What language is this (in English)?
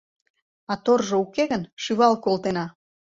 Mari